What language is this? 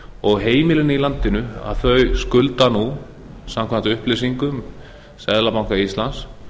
Icelandic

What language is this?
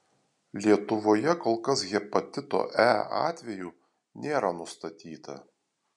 Lithuanian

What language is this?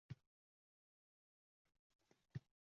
Uzbek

